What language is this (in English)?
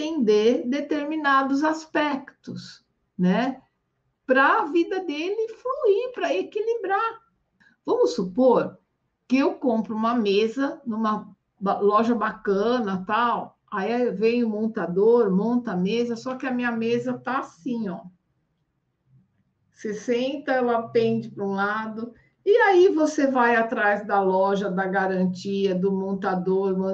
Portuguese